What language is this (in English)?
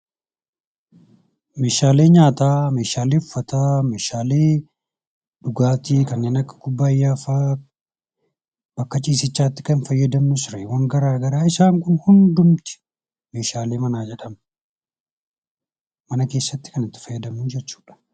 Oromo